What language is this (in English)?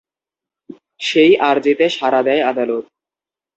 Bangla